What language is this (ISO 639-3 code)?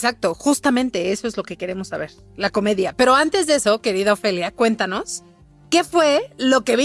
spa